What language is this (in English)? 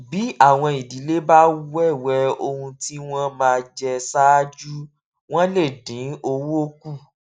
Yoruba